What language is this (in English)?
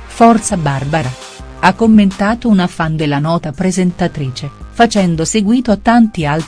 Italian